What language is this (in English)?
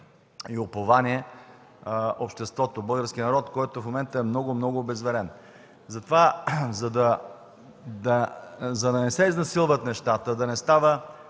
Bulgarian